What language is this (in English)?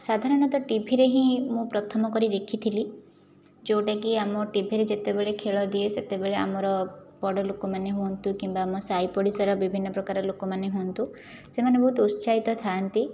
Odia